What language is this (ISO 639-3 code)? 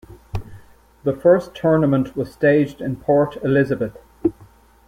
eng